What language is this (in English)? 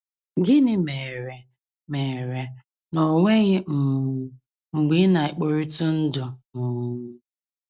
Igbo